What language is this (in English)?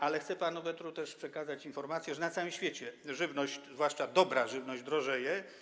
Polish